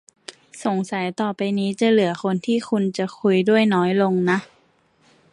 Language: Thai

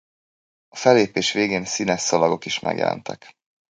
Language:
Hungarian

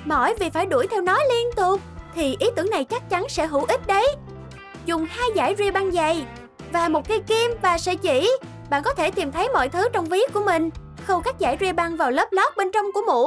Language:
Vietnamese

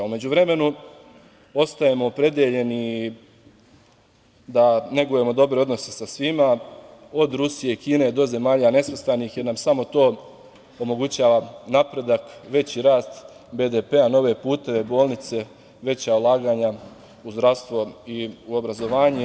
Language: Serbian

